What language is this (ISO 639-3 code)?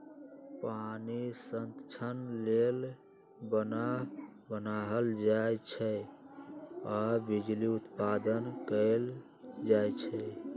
mag